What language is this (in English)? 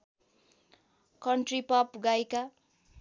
Nepali